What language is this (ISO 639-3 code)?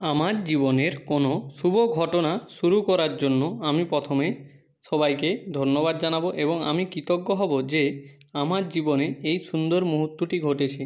ben